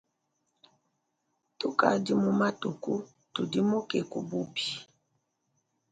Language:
Luba-Lulua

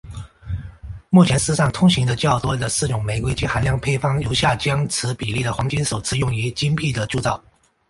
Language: Chinese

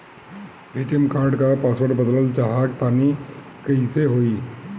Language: Bhojpuri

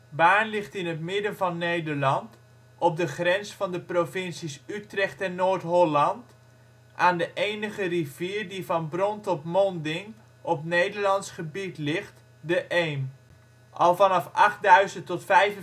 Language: Dutch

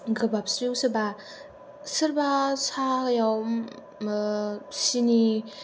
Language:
Bodo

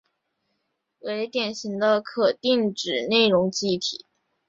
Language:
Chinese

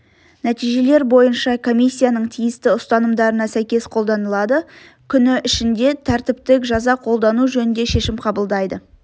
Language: Kazakh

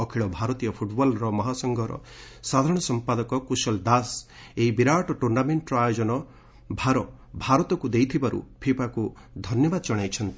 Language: Odia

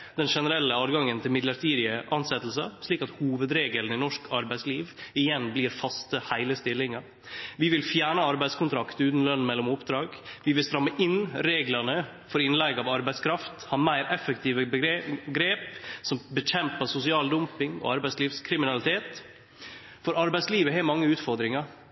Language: Norwegian Nynorsk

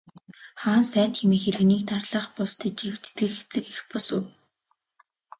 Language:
Mongolian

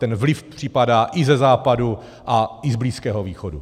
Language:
Czech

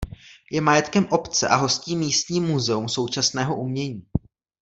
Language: Czech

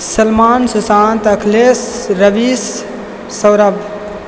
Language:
Maithili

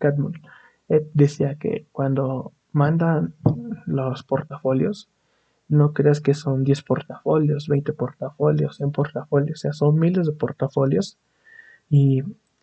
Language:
Spanish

